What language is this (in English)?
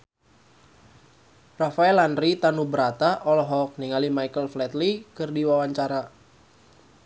Sundanese